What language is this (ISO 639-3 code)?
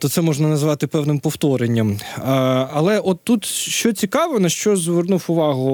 ukr